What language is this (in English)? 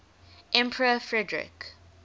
English